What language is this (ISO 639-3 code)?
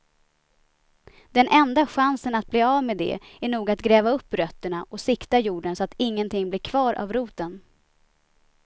swe